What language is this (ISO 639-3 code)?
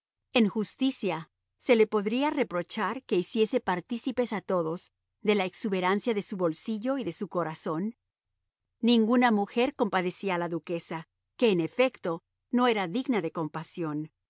spa